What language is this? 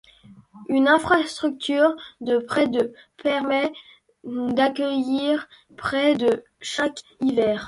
French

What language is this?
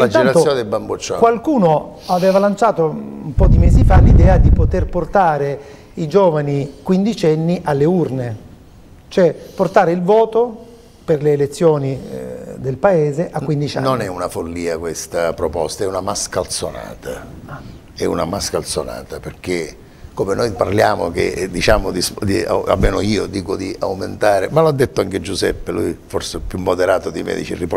Italian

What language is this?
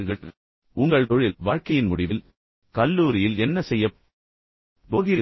Tamil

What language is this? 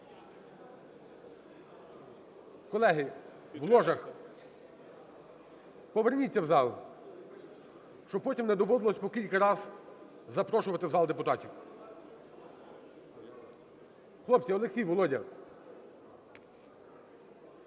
Ukrainian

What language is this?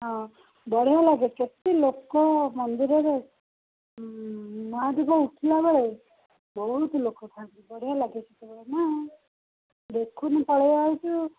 Odia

